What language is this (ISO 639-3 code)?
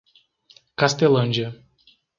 por